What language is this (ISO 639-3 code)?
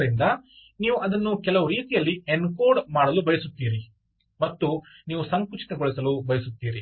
kan